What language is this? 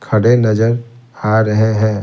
Hindi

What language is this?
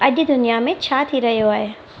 Sindhi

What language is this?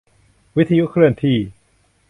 Thai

